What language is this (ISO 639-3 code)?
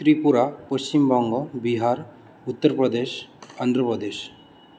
san